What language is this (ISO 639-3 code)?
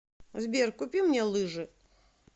rus